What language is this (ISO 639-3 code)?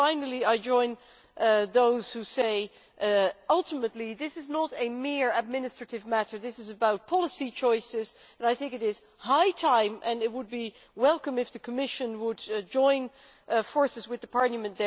eng